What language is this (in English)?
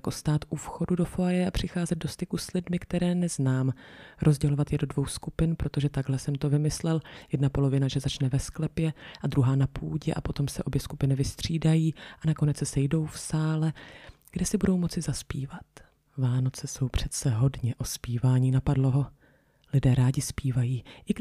Czech